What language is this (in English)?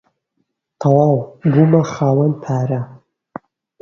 Central Kurdish